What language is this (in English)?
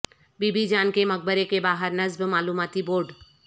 Urdu